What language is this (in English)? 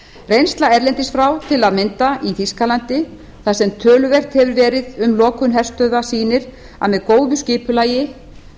Icelandic